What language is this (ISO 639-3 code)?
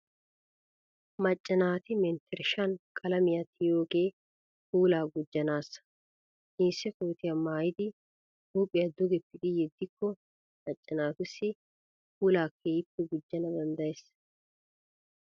wal